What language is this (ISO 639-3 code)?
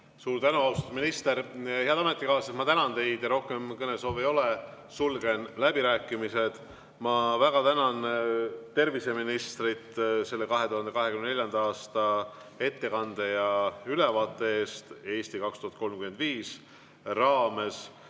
est